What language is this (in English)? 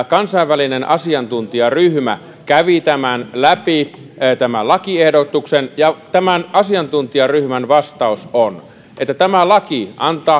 Finnish